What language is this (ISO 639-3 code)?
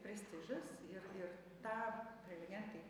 lit